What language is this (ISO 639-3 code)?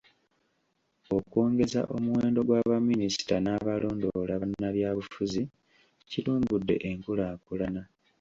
lug